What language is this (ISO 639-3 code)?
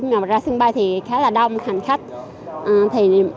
vie